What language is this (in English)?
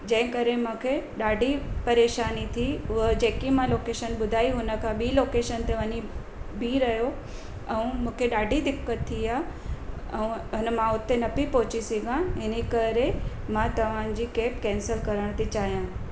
Sindhi